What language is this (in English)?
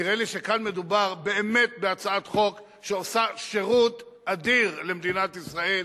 Hebrew